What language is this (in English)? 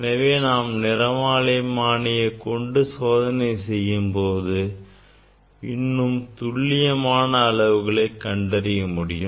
Tamil